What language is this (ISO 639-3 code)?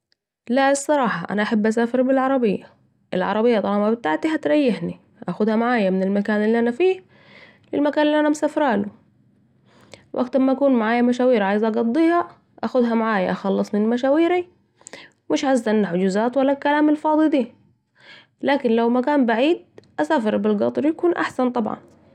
aec